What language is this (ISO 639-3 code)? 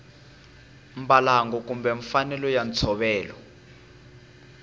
tso